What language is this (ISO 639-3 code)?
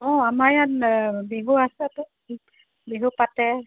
asm